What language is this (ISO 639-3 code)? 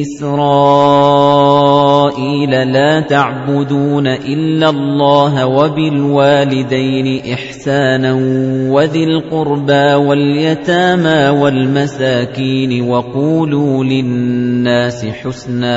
ara